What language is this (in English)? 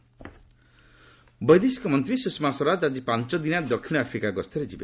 Odia